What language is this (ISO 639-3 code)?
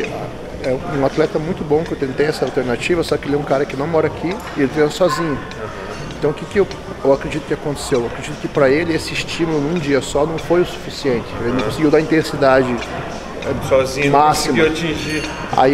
por